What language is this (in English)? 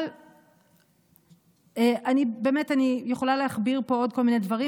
Hebrew